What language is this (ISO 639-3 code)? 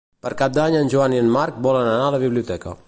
cat